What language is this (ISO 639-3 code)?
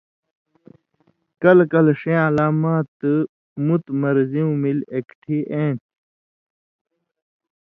mvy